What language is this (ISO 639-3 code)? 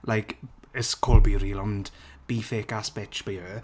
cym